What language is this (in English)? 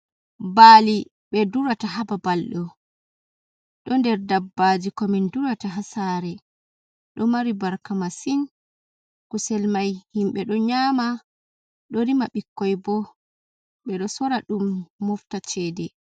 Fula